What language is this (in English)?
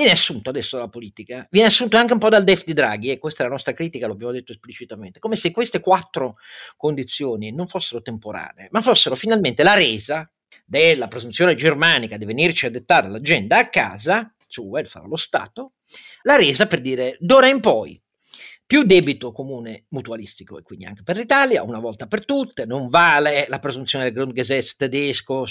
Italian